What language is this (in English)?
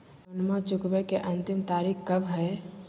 Magahi